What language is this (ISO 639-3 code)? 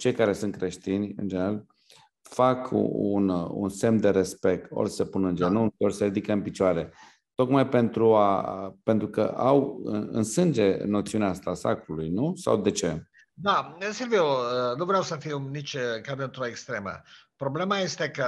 ron